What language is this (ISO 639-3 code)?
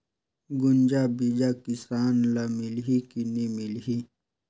hne